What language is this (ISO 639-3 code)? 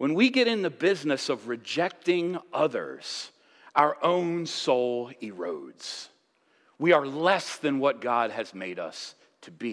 eng